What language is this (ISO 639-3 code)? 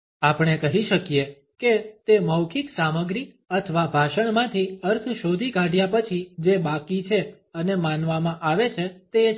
guj